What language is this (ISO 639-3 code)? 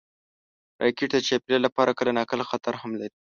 pus